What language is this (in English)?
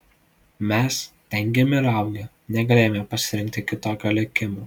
Lithuanian